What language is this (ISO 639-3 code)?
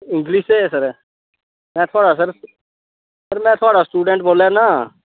doi